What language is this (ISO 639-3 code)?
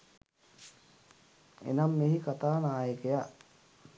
sin